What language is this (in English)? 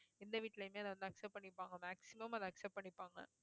Tamil